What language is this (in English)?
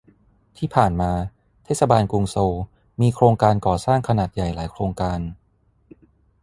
Thai